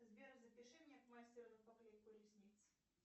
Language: Russian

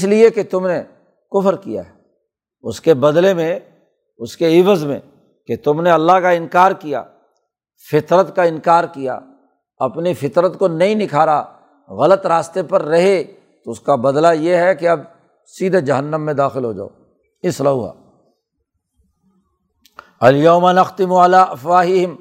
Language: Urdu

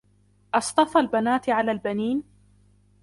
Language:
Arabic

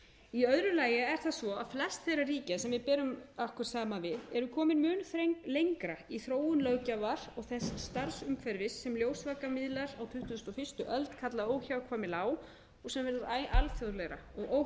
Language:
Icelandic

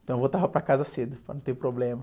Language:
Portuguese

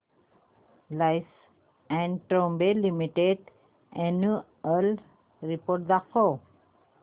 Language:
Marathi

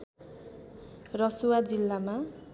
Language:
Nepali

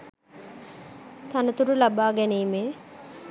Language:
Sinhala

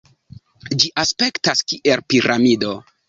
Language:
Esperanto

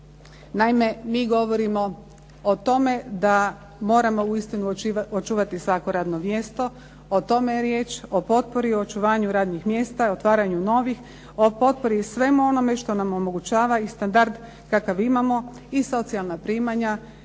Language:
Croatian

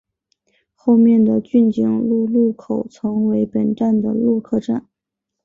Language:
Chinese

